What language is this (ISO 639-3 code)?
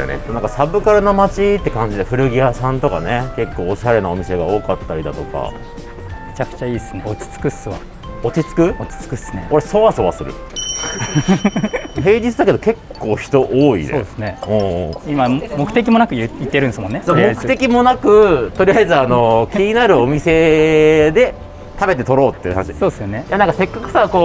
jpn